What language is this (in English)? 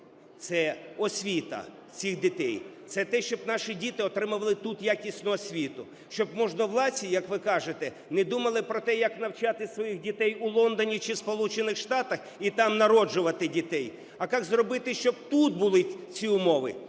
Ukrainian